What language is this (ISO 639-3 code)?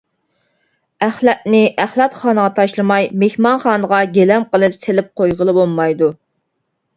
uig